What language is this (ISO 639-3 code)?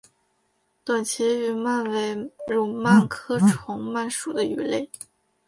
zho